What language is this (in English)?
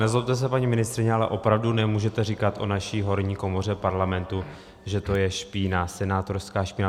Czech